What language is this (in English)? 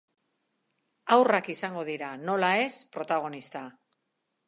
Basque